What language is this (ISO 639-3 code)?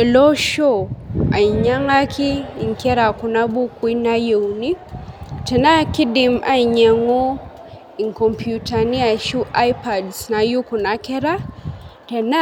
mas